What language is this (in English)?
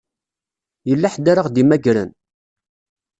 Kabyle